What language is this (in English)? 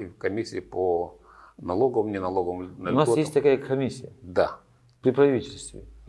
Russian